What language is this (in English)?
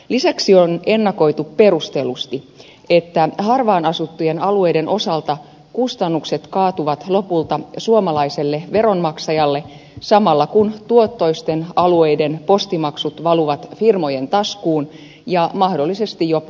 Finnish